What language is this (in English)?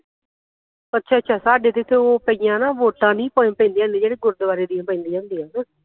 Punjabi